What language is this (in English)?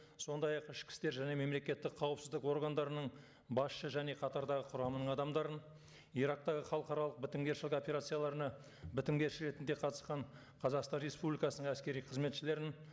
Kazakh